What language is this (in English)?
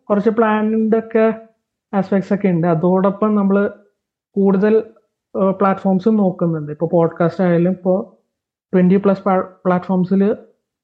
Malayalam